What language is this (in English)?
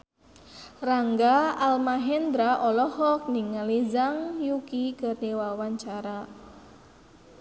Sundanese